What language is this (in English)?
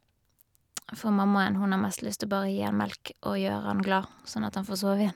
Norwegian